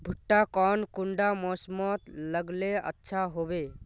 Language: Magahi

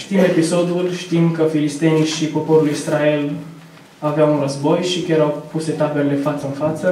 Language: Romanian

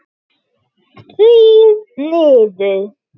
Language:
Icelandic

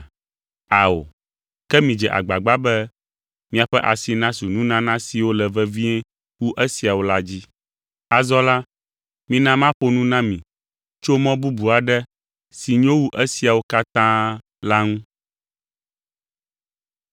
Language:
Ewe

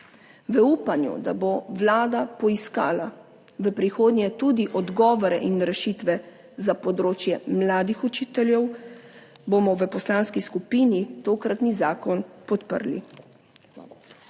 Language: Slovenian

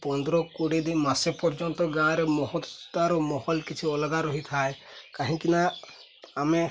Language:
Odia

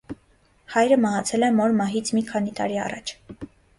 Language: Armenian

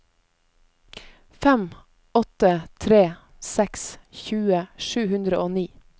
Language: Norwegian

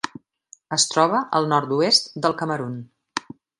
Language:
Catalan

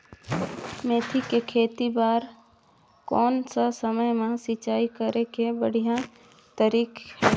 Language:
Chhattisgarhi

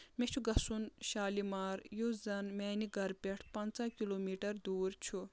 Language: Kashmiri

